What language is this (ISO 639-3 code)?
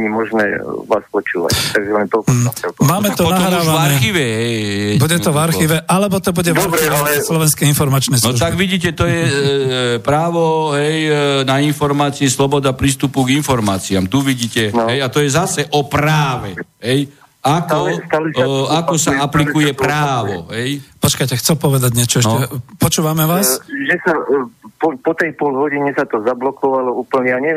slk